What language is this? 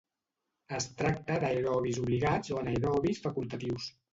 Catalan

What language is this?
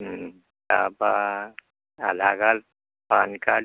Assamese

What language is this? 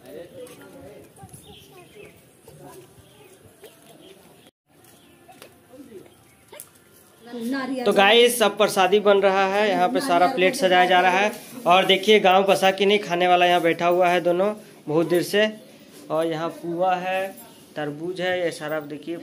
Hindi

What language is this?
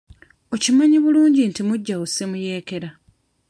Ganda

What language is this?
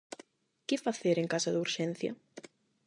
Galician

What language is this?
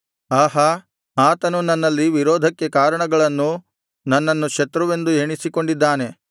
Kannada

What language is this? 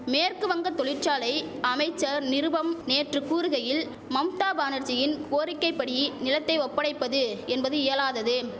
Tamil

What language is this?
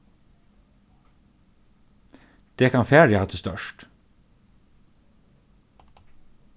Faroese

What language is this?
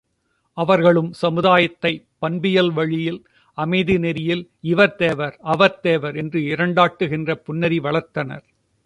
Tamil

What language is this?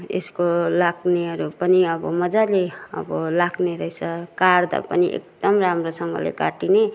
Nepali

